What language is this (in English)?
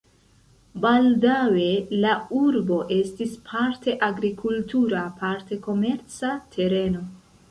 Esperanto